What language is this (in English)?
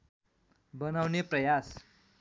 Nepali